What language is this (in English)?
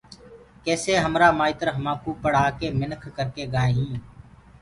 Gurgula